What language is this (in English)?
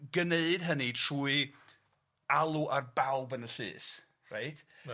Welsh